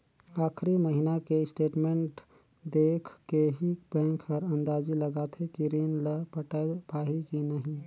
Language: Chhattisgarhi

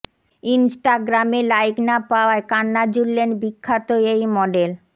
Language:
Bangla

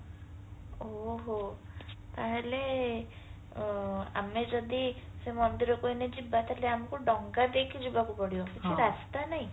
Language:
Odia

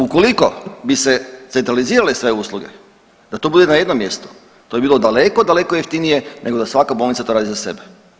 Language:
Croatian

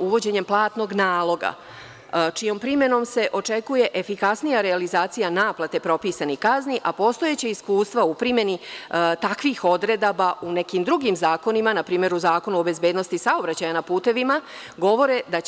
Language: Serbian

